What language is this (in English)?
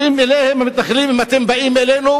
Hebrew